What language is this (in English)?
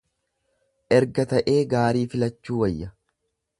Oromo